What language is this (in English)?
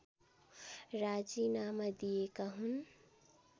Nepali